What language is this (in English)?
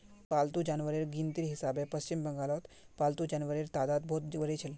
Magahi